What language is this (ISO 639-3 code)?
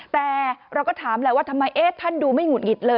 tha